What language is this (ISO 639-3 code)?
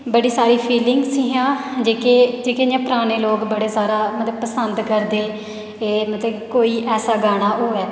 doi